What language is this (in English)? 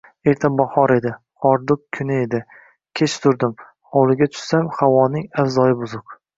Uzbek